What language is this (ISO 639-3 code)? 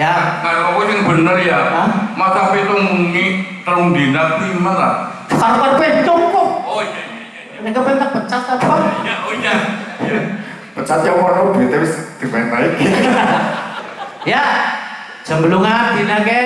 ind